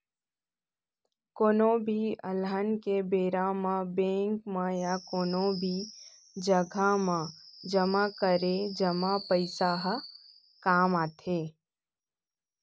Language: Chhattisgarhi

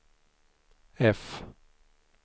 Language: Swedish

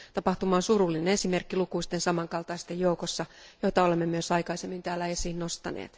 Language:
Finnish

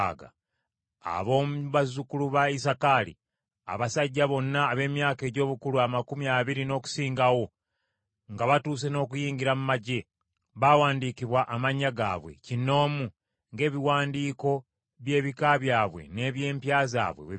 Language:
Ganda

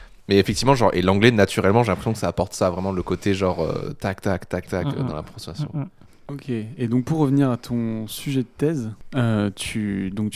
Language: French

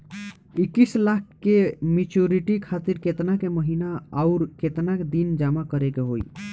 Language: Bhojpuri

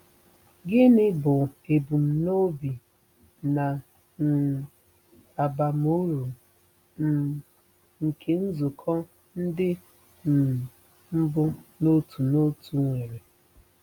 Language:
Igbo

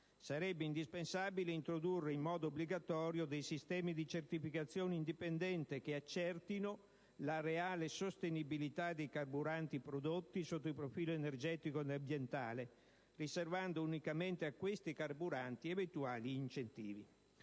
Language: Italian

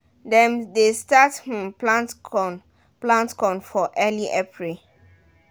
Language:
Nigerian Pidgin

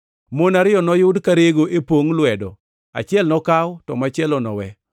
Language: Luo (Kenya and Tanzania)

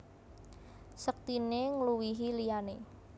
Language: Javanese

